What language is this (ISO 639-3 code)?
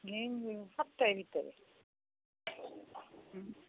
ori